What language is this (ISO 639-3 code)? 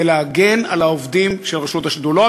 heb